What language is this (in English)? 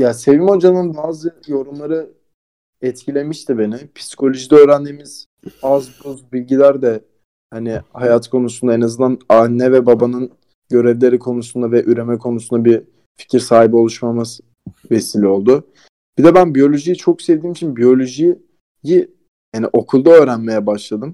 Turkish